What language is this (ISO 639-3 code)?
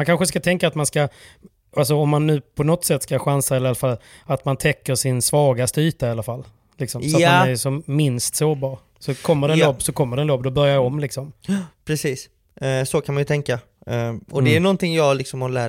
swe